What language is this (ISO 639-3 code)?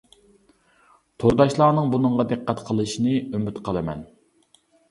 uig